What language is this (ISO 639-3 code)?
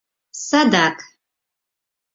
chm